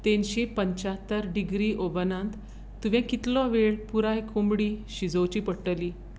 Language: Konkani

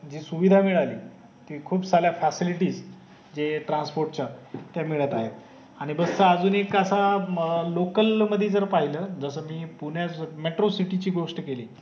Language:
Marathi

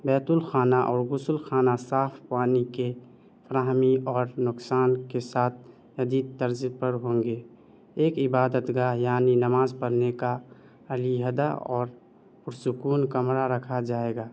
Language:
Urdu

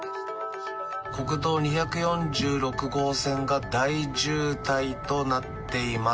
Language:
Japanese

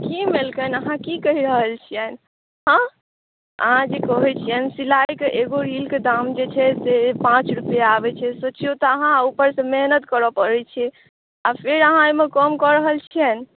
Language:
Maithili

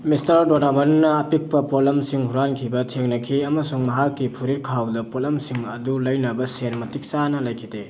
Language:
Manipuri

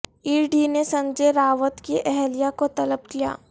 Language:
Urdu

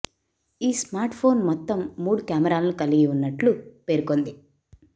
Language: Telugu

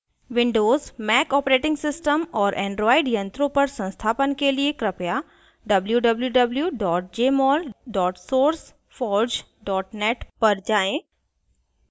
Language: Hindi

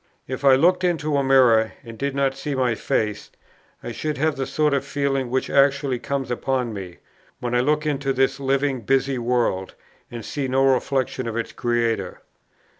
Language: English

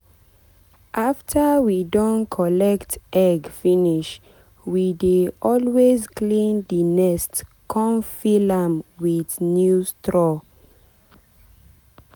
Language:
Nigerian Pidgin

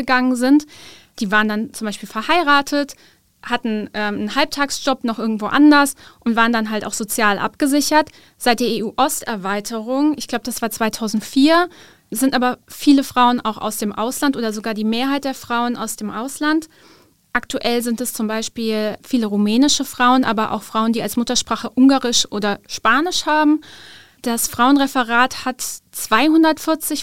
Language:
German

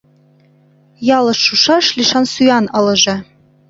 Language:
Mari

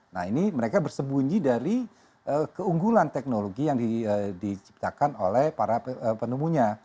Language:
Indonesian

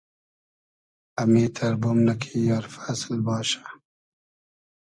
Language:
Hazaragi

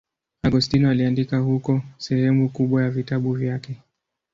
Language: Swahili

